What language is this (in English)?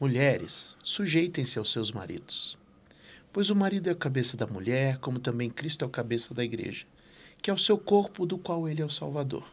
Portuguese